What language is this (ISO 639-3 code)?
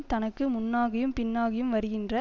tam